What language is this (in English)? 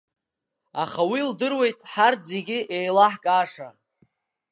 Abkhazian